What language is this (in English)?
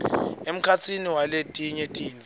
Swati